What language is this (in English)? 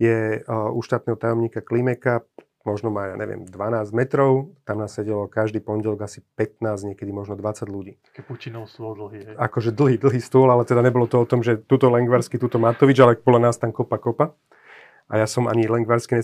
Slovak